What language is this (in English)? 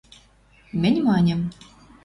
Western Mari